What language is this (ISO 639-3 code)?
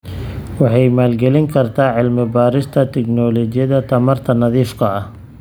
som